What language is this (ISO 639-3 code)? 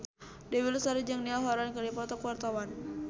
sun